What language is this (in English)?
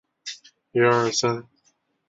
Chinese